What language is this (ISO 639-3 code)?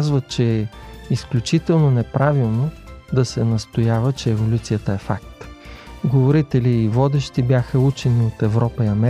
bul